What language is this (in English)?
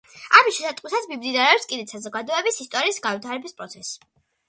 Georgian